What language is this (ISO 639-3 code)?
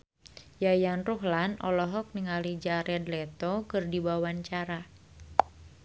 sun